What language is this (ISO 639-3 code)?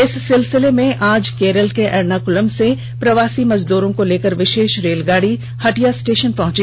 hin